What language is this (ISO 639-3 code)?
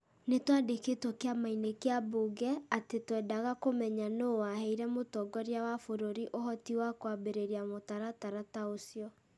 kik